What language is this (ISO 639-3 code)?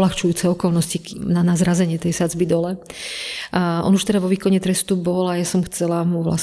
slk